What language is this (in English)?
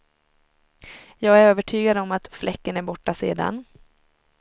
Swedish